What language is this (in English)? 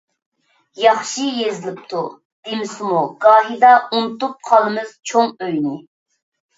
Uyghur